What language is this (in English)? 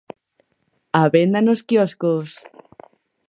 Galician